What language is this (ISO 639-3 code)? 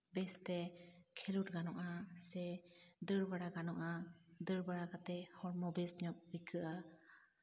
sat